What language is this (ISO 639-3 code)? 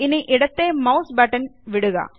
mal